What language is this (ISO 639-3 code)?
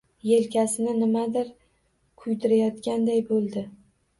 uzb